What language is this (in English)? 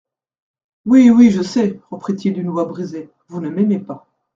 French